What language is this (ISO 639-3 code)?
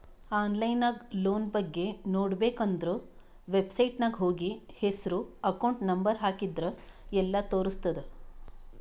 kan